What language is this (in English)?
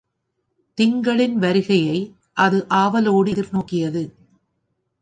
Tamil